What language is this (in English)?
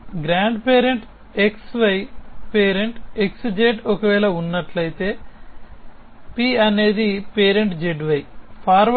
Telugu